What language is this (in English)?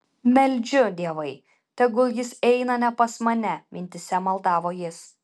Lithuanian